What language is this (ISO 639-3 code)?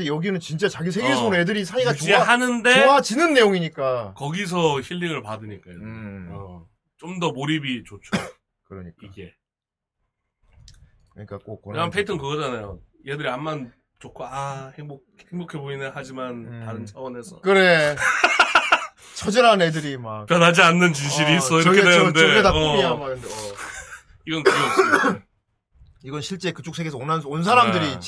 kor